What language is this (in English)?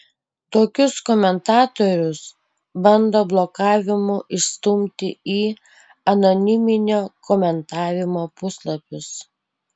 Lithuanian